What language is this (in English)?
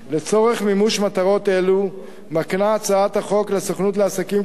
Hebrew